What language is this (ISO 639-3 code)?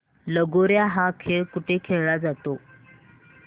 mar